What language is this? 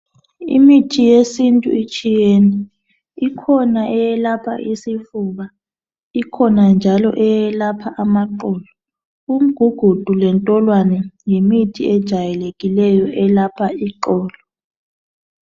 North Ndebele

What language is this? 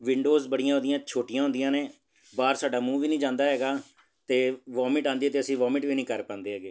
Punjabi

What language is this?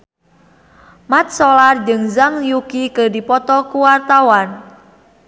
Sundanese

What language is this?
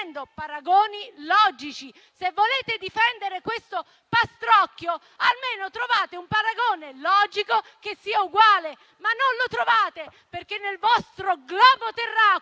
Italian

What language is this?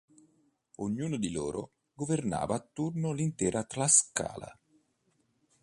Italian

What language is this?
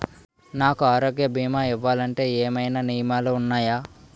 Telugu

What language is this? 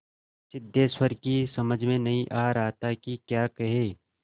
Hindi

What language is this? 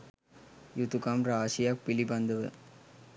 Sinhala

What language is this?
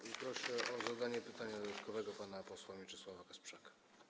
Polish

